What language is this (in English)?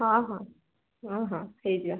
Odia